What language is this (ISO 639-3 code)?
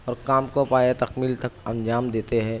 urd